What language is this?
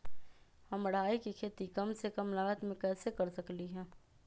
Magahi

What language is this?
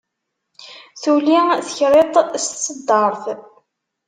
Kabyle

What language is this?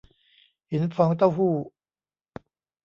Thai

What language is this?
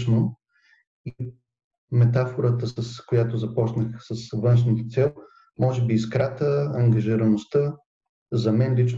Bulgarian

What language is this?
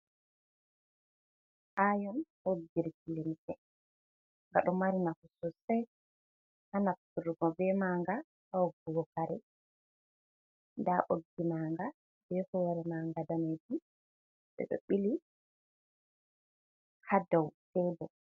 Fula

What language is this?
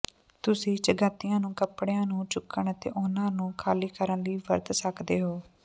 Punjabi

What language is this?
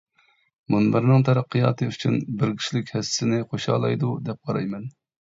Uyghur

